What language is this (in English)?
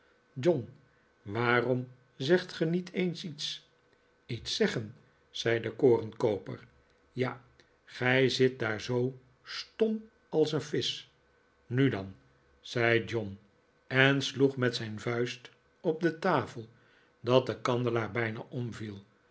Dutch